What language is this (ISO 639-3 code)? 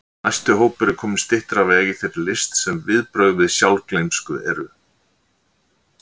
isl